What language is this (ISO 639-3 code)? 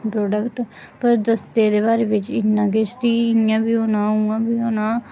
doi